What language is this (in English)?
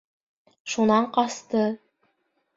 Bashkir